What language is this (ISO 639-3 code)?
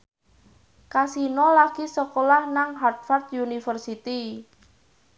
jav